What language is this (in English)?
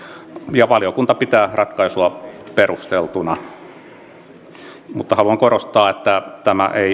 Finnish